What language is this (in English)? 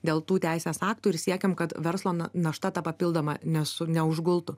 Lithuanian